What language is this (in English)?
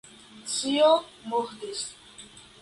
Esperanto